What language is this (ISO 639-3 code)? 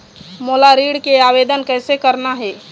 hne